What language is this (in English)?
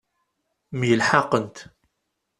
Kabyle